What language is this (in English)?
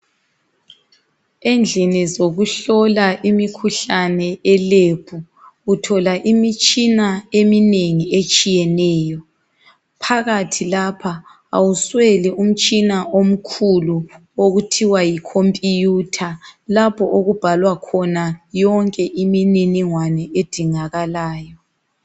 North Ndebele